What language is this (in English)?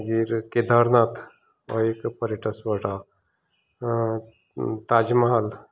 Konkani